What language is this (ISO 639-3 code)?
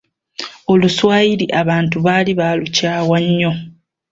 lug